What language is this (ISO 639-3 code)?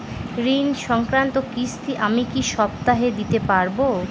ben